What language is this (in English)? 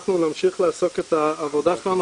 Hebrew